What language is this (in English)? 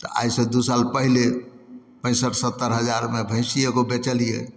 Maithili